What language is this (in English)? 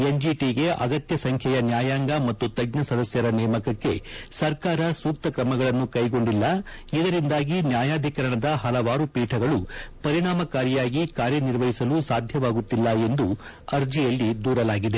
Kannada